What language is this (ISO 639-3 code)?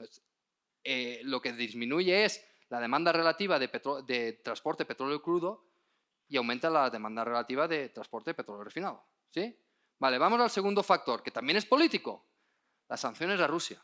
spa